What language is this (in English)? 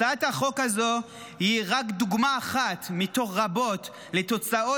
Hebrew